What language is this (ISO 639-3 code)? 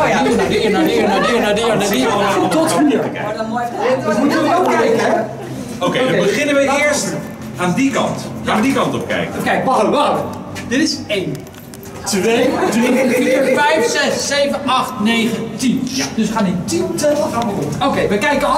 nld